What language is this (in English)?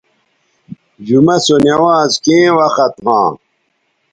Bateri